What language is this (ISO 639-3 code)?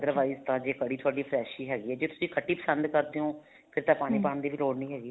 pan